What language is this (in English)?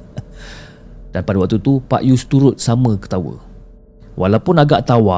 Malay